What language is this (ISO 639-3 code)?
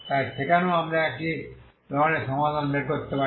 ben